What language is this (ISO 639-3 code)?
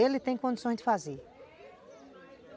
por